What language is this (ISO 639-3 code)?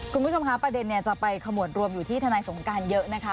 tha